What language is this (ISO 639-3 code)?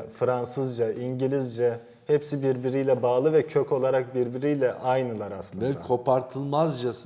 tur